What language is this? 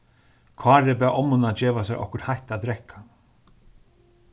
Faroese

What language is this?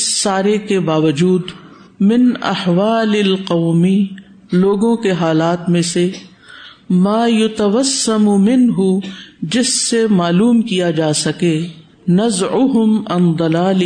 Urdu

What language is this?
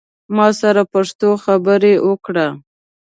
Pashto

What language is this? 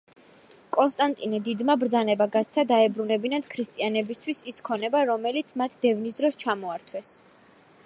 Georgian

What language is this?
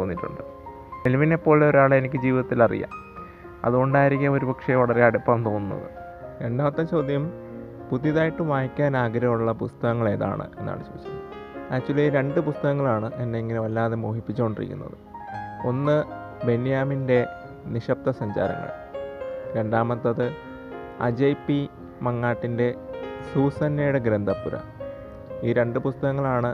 Malayalam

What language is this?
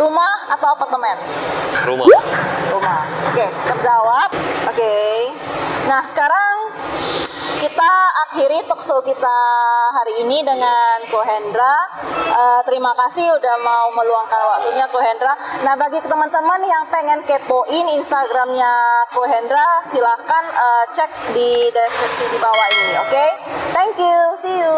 Indonesian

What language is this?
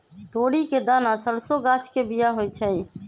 Magahi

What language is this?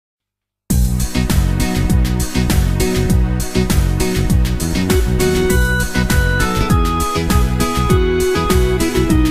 Romanian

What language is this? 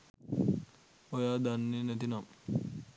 Sinhala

